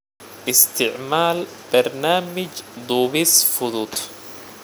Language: Somali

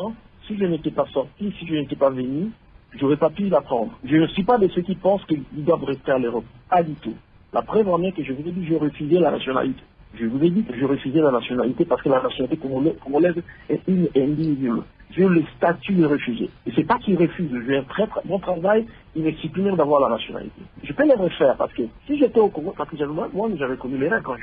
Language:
French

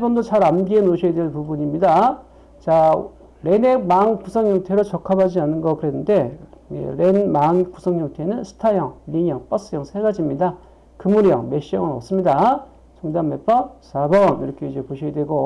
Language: Korean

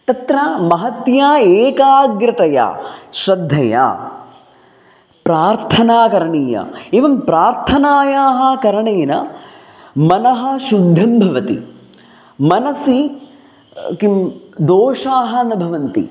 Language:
Sanskrit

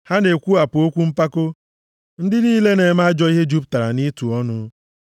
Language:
Igbo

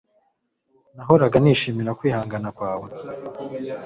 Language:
Kinyarwanda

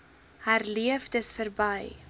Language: Afrikaans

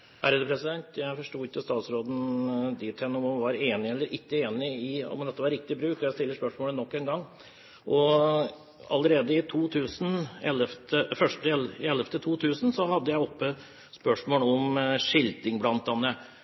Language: Norwegian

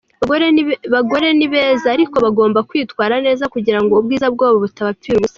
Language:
Kinyarwanda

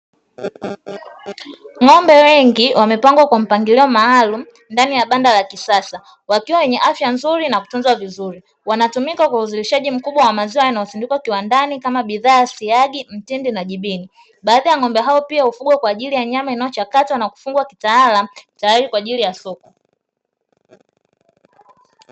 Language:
Swahili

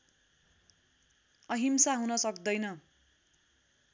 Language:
Nepali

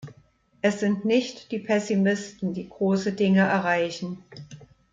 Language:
German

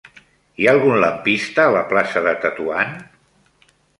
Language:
Catalan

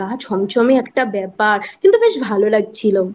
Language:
Bangla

